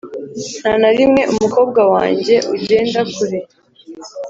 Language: Kinyarwanda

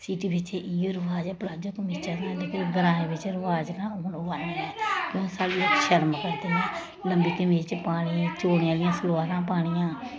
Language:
Dogri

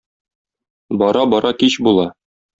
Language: Tatar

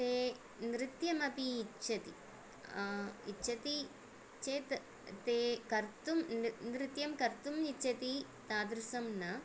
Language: Sanskrit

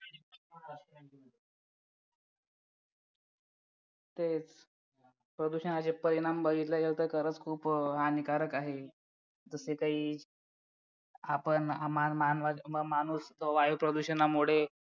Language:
Marathi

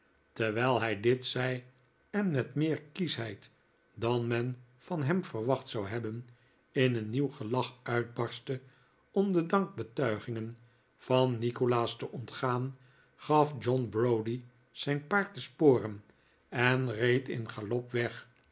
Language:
Dutch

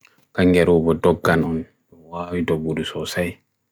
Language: Bagirmi Fulfulde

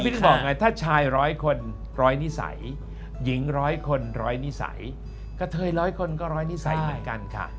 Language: Thai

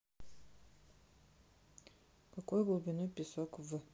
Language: Russian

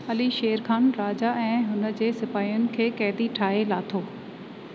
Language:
Sindhi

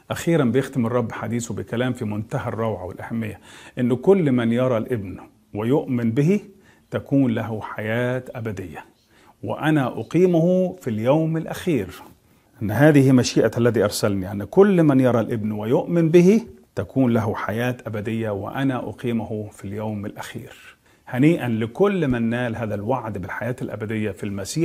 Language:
Arabic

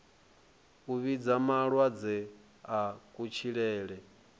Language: Venda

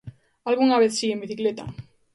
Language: Galician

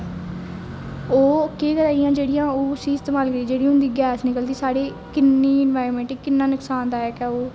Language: Dogri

